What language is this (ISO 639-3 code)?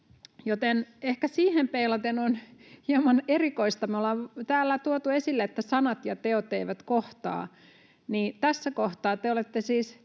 fin